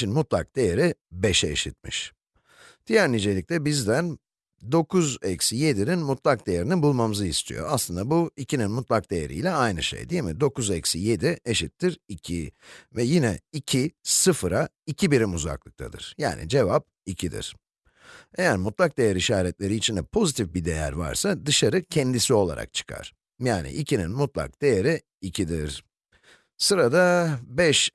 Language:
Turkish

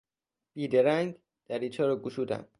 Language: Persian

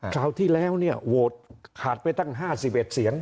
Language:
Thai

